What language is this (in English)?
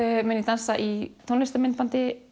Icelandic